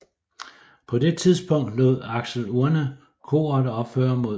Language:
Danish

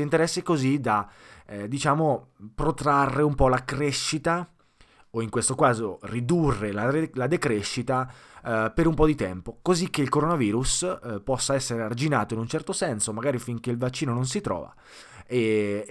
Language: Italian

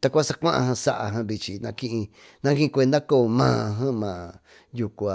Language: Tututepec Mixtec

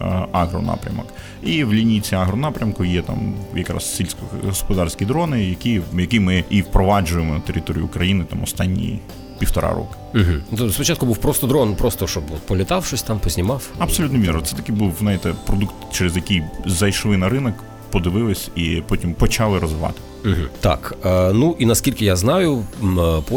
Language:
Ukrainian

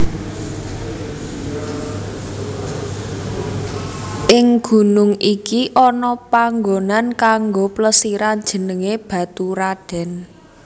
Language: Javanese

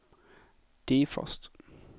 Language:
Swedish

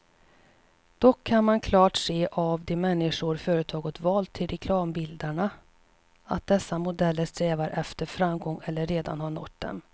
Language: Swedish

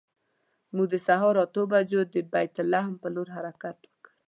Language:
Pashto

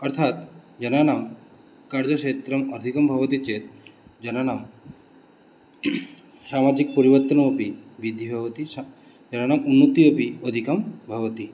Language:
Sanskrit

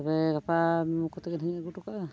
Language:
Santali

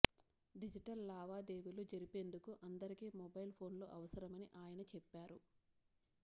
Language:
Telugu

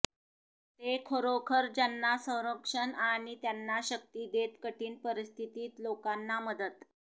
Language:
Marathi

